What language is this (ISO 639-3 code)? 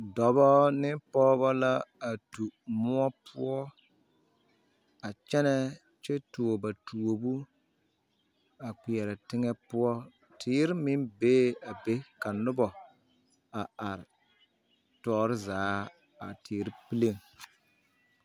dga